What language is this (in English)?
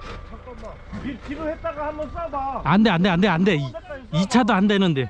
Korean